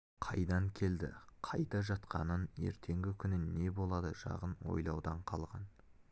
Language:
Kazakh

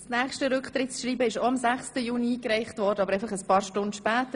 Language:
Swiss German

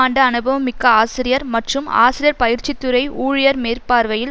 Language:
Tamil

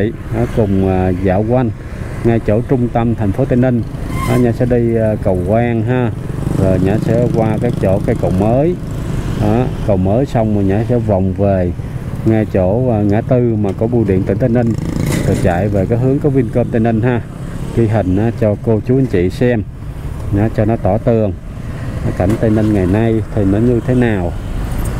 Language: Vietnamese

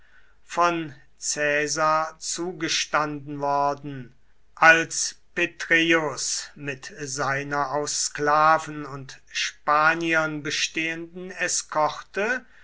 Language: German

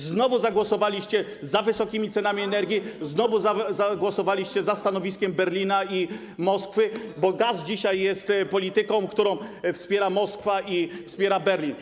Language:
Polish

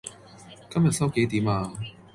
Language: Cantonese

